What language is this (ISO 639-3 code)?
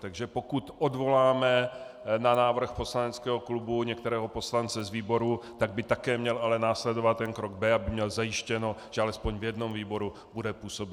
ces